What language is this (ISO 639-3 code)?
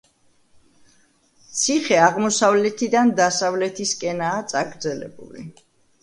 kat